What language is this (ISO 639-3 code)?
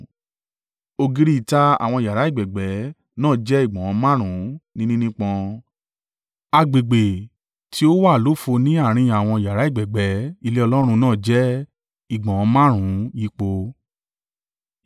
yor